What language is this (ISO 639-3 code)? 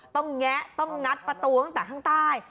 tha